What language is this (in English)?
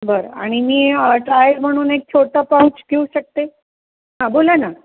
Marathi